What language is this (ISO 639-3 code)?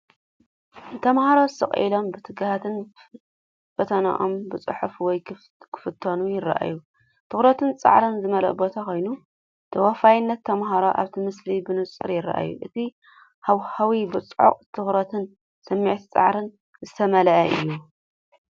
tir